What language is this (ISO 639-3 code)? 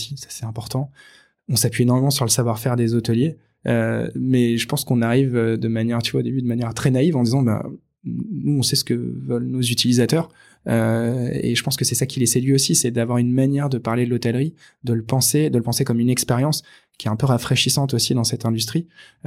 fra